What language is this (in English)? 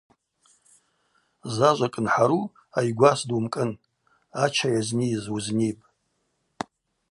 Abaza